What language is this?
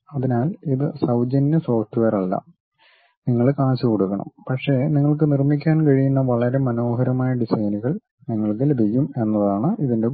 Malayalam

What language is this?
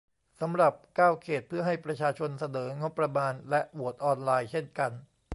Thai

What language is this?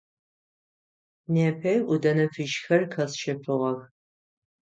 Adyghe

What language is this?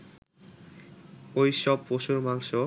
Bangla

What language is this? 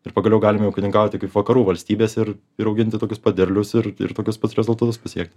Lithuanian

